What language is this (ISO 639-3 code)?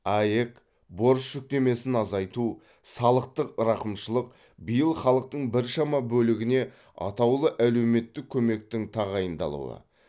kaz